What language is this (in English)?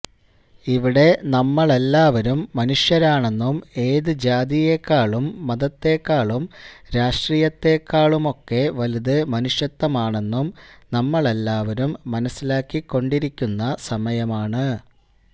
Malayalam